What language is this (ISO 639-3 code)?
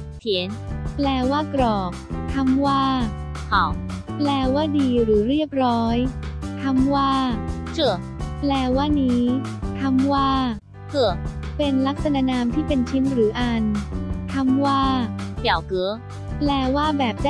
tha